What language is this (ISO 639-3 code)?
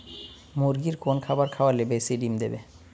ben